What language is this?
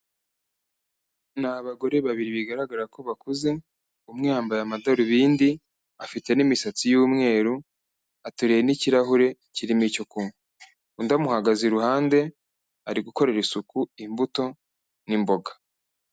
Kinyarwanda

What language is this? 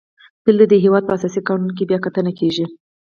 Pashto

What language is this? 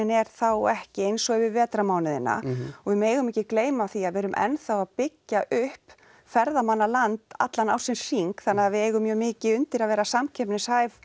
Icelandic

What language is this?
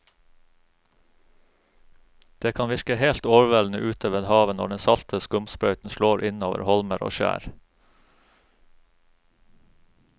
Norwegian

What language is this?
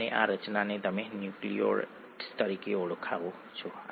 Gujarati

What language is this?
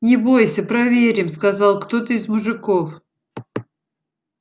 Russian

